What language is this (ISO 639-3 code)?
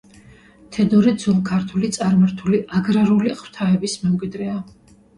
kat